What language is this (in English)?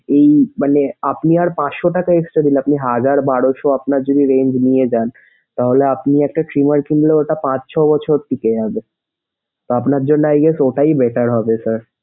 Bangla